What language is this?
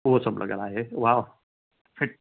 Sindhi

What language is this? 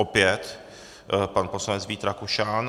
Czech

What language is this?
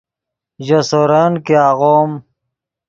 Yidgha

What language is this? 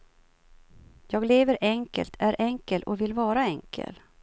Swedish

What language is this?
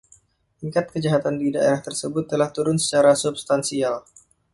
Indonesian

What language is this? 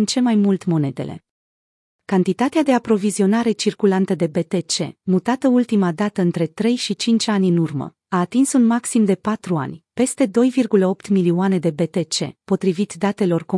Romanian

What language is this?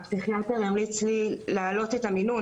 Hebrew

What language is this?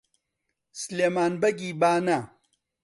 Central Kurdish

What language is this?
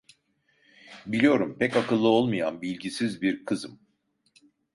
Turkish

